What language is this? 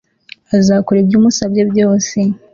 Kinyarwanda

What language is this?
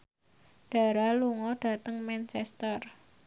Javanese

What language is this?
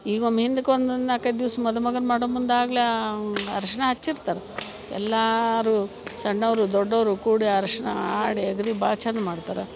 Kannada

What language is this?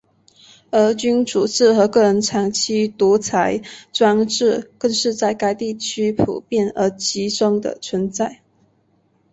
Chinese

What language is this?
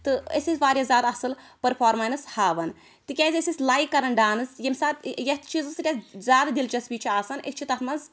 Kashmiri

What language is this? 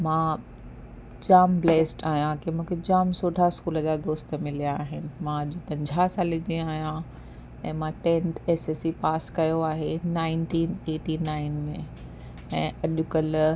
Sindhi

